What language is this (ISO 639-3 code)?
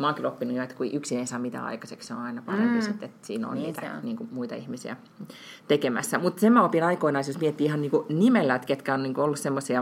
fin